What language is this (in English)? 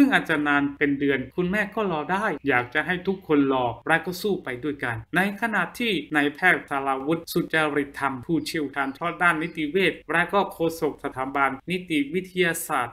Thai